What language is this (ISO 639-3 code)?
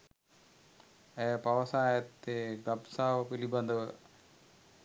sin